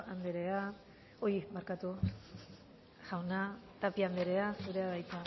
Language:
Basque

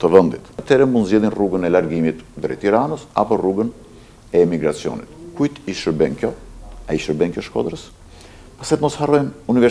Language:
Romanian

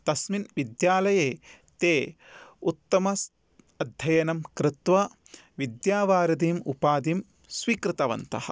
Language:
Sanskrit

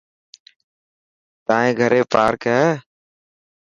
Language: Dhatki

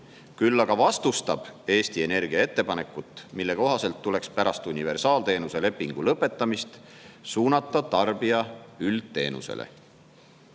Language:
Estonian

